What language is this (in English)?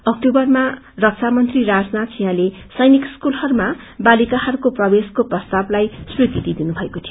Nepali